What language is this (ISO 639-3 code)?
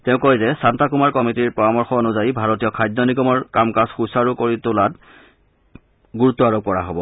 asm